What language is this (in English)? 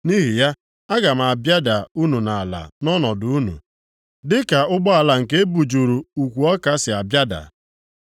Igbo